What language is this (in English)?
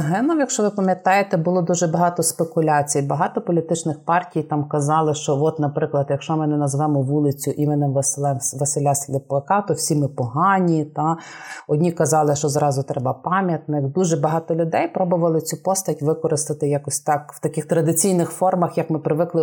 Ukrainian